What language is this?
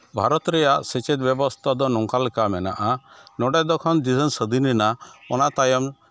Santali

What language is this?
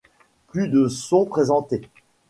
French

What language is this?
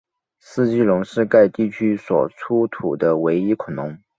Chinese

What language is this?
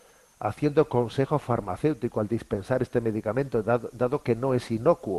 Spanish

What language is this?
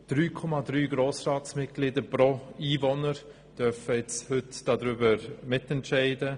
Swiss German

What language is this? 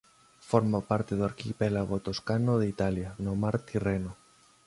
Galician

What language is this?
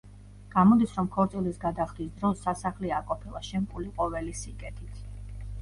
Georgian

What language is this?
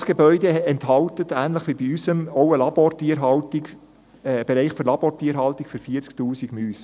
Swiss German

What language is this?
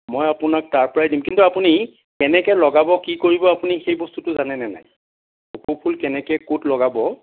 Assamese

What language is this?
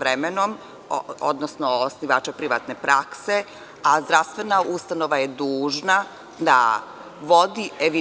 Serbian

